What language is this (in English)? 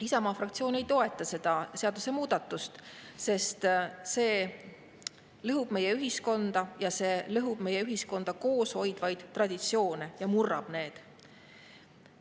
Estonian